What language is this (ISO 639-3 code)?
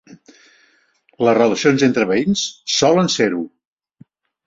cat